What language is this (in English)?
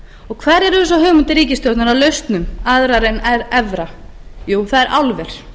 Icelandic